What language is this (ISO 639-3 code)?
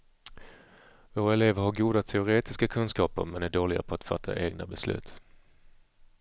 swe